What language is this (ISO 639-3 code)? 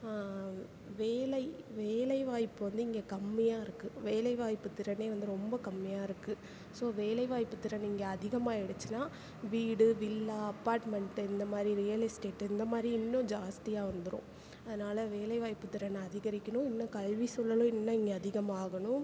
tam